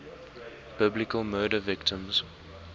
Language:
English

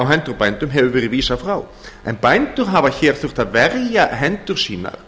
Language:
Icelandic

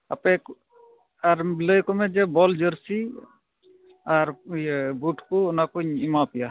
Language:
Santali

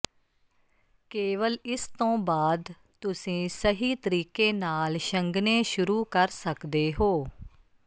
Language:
Punjabi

